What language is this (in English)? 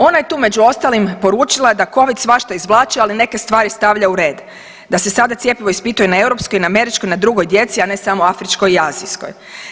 Croatian